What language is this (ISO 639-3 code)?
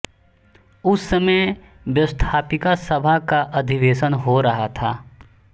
hin